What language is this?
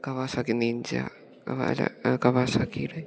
Malayalam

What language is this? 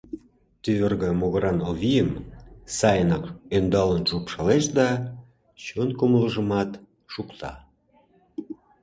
Mari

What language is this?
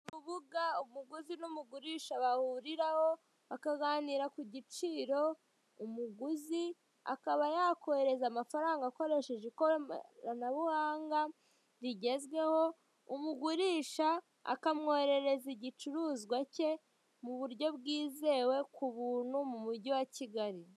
Kinyarwanda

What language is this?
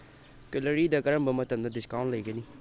Manipuri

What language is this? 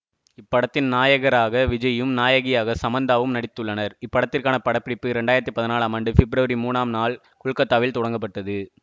Tamil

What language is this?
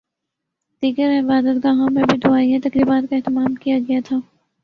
Urdu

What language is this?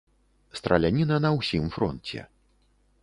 Belarusian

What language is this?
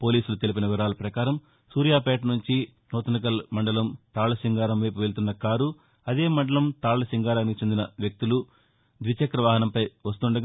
Telugu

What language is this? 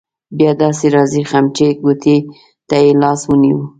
Pashto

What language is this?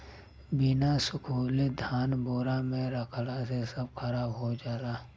Bhojpuri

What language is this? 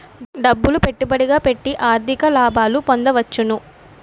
Telugu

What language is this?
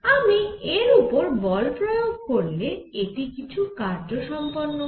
Bangla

